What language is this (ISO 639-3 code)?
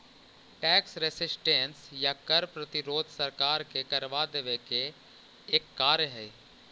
mag